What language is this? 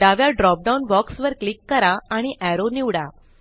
Marathi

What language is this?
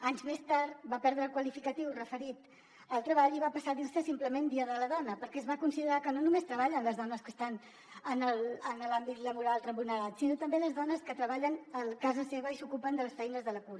Catalan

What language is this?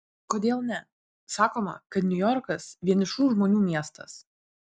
Lithuanian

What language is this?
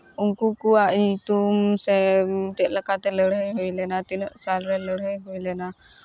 Santali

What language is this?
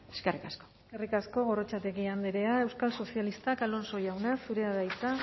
Basque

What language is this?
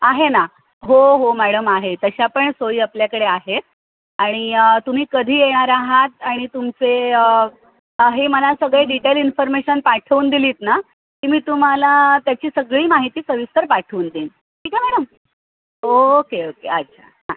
Marathi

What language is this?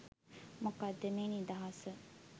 Sinhala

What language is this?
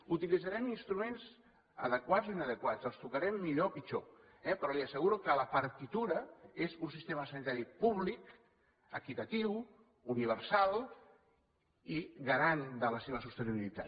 Catalan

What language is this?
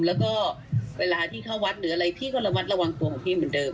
Thai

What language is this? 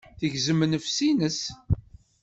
Kabyle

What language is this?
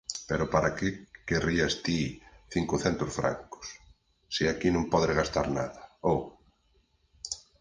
Galician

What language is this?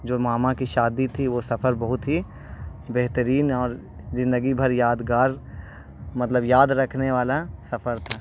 Urdu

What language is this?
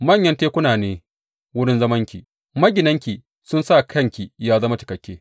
Hausa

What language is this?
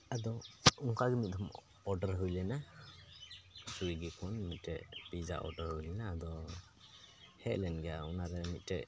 Santali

